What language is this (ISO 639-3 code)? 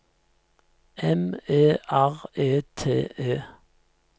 nor